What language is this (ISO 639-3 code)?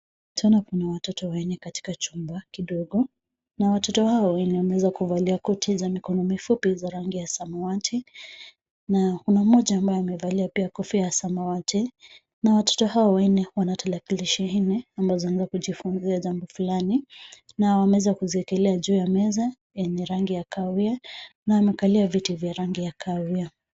swa